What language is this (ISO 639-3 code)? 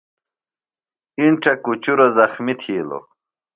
phl